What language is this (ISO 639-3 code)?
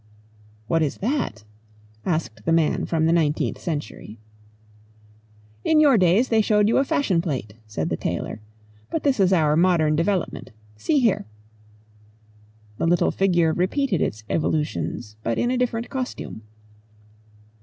eng